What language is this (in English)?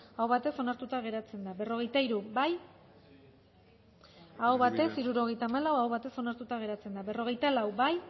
Basque